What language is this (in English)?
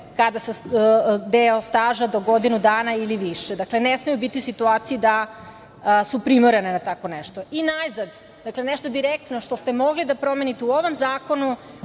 Serbian